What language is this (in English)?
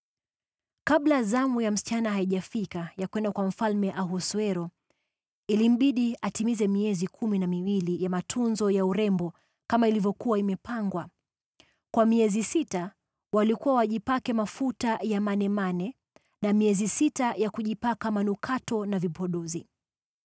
Swahili